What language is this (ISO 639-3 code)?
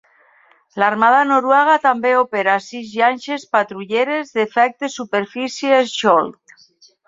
cat